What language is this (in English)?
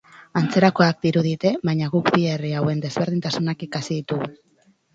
Basque